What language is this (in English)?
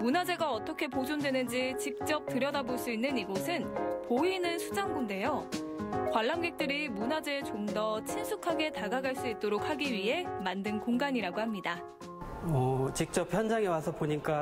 Korean